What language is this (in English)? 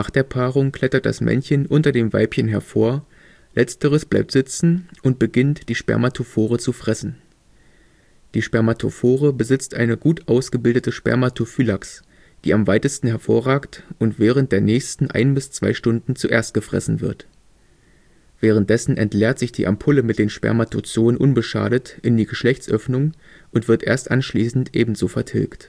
German